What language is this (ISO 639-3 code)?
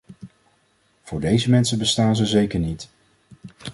nld